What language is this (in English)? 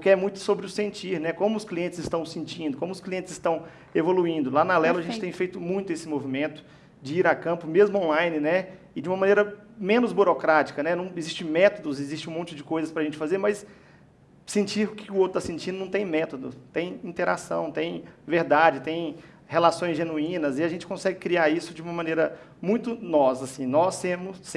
Portuguese